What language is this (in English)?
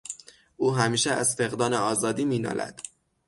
Persian